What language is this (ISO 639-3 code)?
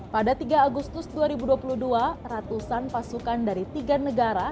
ind